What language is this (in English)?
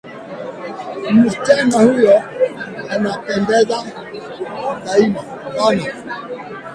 Swahili